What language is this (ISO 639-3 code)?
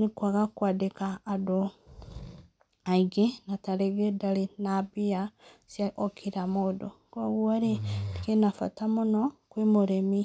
kik